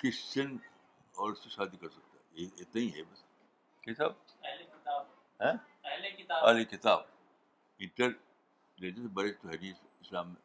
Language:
Urdu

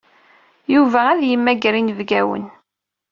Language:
Kabyle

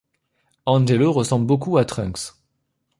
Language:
French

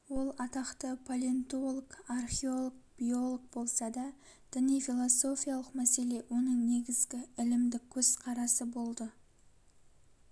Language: Kazakh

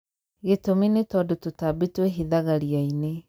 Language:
Kikuyu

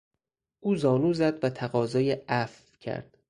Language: Persian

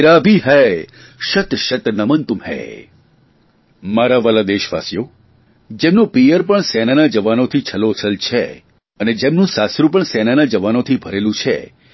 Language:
Gujarati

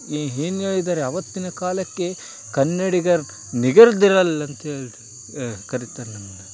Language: Kannada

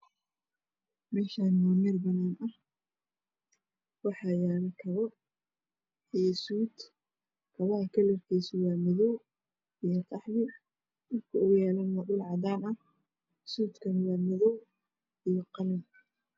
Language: Somali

